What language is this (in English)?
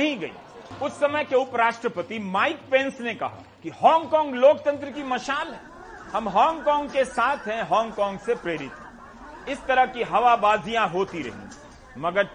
Hindi